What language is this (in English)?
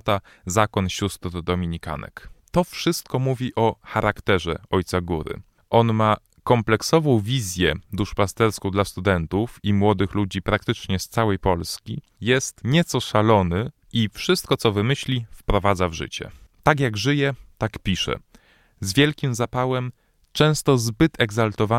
Polish